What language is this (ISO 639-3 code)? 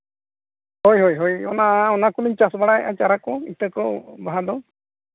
sat